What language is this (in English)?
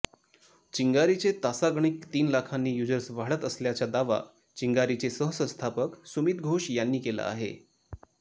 Marathi